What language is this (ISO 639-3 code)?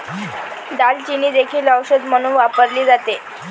mar